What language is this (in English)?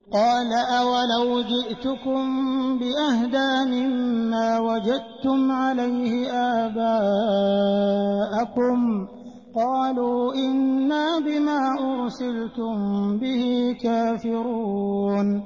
Arabic